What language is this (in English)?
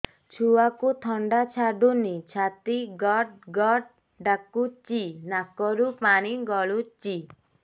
Odia